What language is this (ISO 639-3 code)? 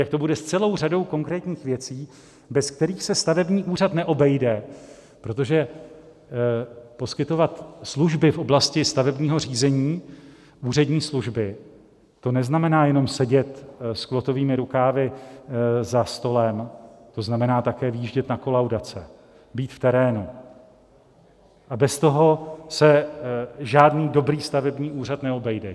ces